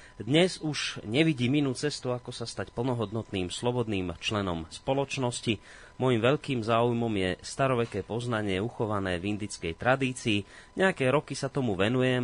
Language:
Slovak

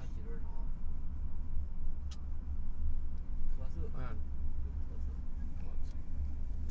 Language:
Chinese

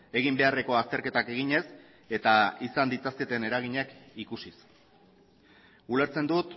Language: Basque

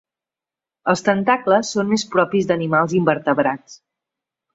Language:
Catalan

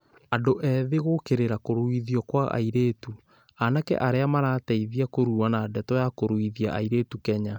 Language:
Kikuyu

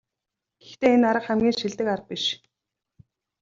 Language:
Mongolian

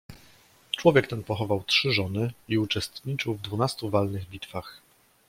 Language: Polish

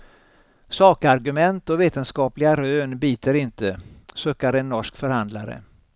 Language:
Swedish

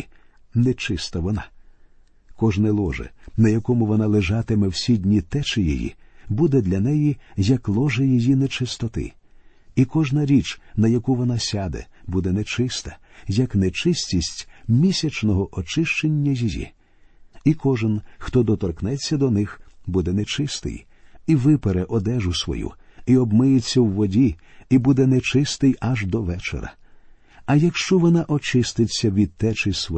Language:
Ukrainian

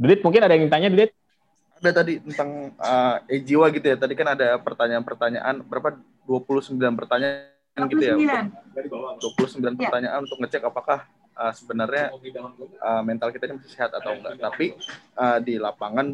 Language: Indonesian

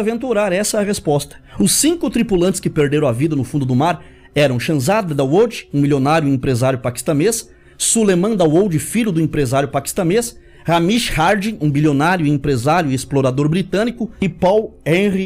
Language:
Portuguese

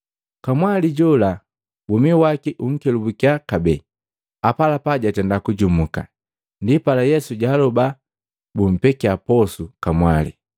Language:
Matengo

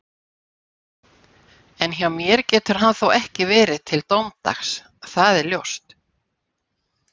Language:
Icelandic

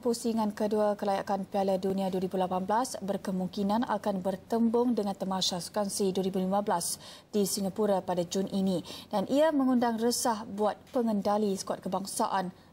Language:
Malay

